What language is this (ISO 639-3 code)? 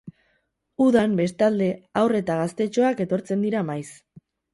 eus